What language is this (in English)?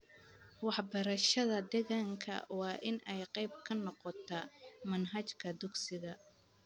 Somali